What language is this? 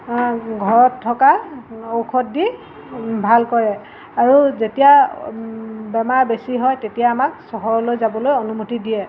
Assamese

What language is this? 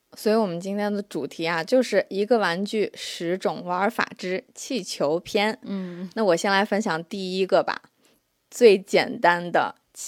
Chinese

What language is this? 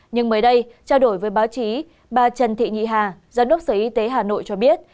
Vietnamese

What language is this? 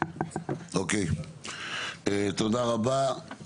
Hebrew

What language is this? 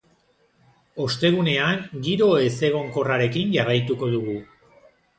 Basque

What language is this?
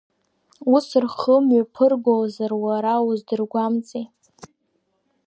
Abkhazian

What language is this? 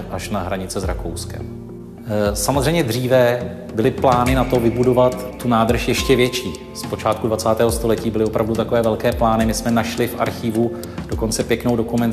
Czech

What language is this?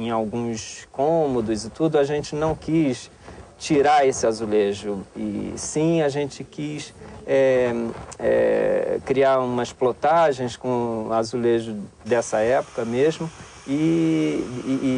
Portuguese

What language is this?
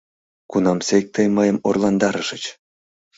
Mari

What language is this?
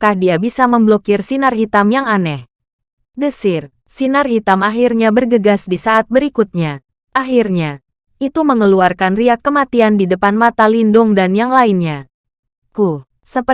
Indonesian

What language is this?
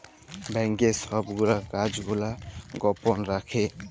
Bangla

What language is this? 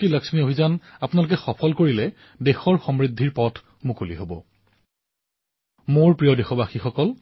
Assamese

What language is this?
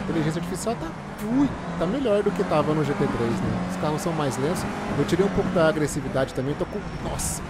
Portuguese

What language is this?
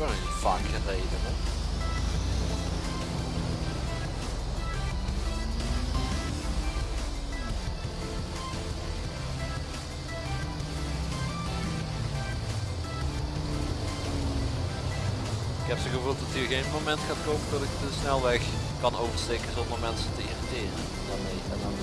Dutch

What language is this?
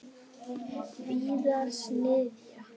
Icelandic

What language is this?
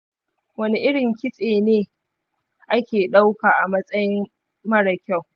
Hausa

